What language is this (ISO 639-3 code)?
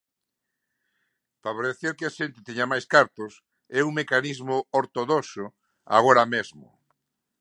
glg